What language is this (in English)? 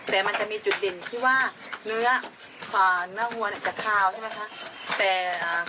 Thai